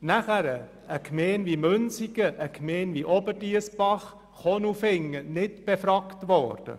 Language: Swiss German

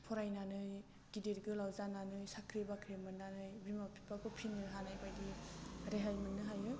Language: Bodo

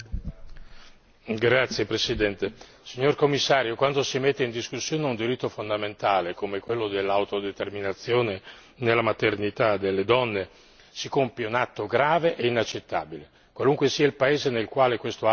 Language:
Italian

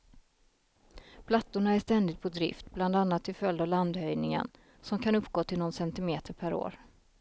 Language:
Swedish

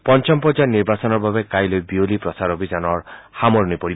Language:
Assamese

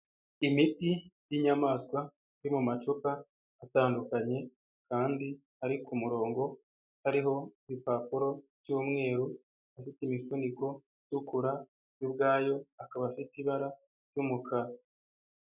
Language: Kinyarwanda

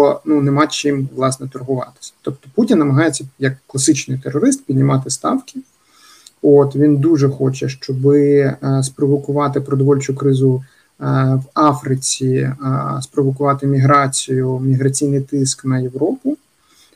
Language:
Ukrainian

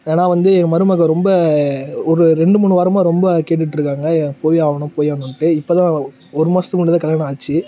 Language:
Tamil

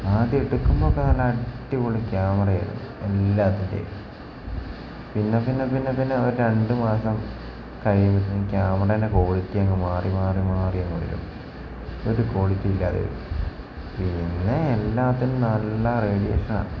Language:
Malayalam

